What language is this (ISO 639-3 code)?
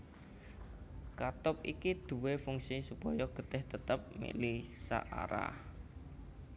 jav